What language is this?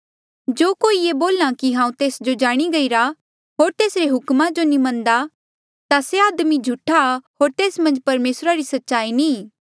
Mandeali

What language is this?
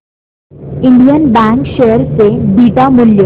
Marathi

